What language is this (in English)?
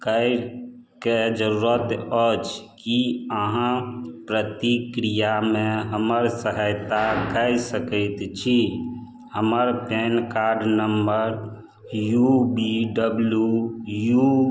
Maithili